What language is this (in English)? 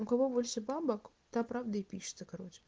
Russian